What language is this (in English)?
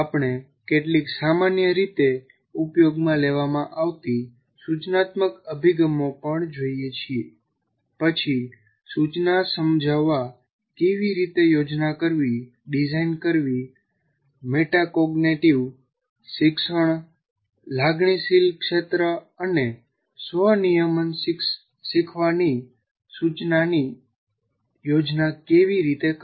Gujarati